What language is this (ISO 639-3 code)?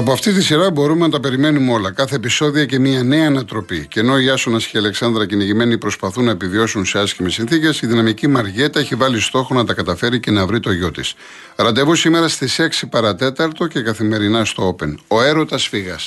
ell